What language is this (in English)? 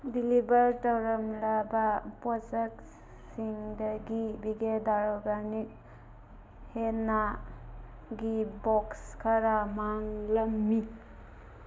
Manipuri